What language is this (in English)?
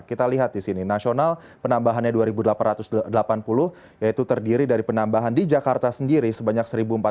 Indonesian